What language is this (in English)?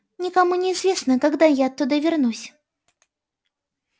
Russian